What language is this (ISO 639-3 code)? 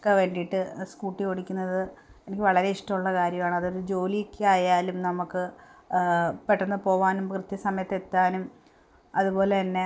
mal